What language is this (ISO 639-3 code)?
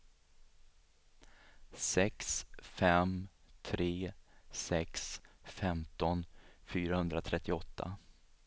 swe